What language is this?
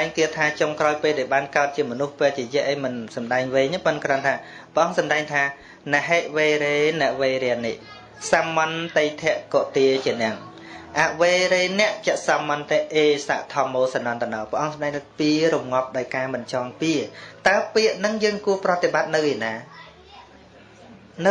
Vietnamese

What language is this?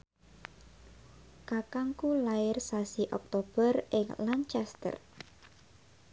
Javanese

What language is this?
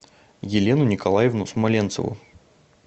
Russian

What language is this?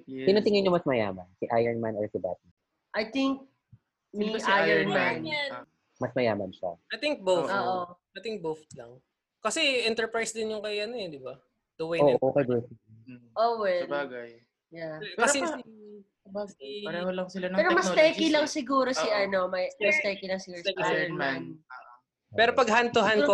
Filipino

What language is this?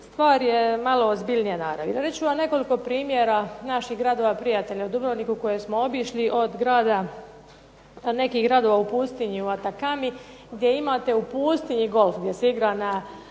Croatian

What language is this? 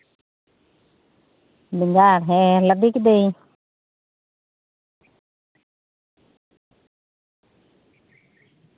Santali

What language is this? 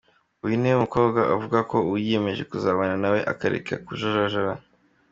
Kinyarwanda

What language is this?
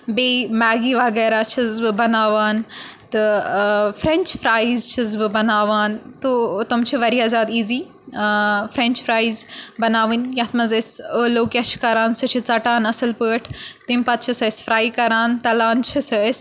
Kashmiri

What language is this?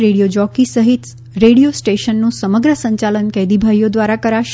Gujarati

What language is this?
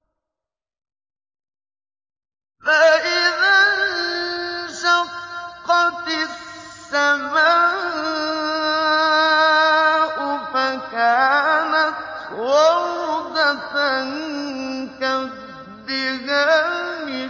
Arabic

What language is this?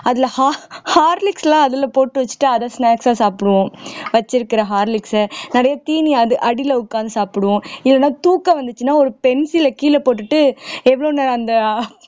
Tamil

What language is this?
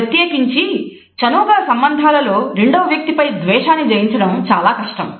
Telugu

